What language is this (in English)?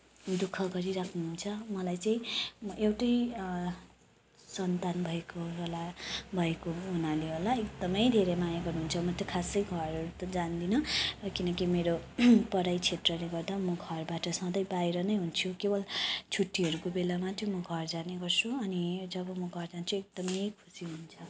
Nepali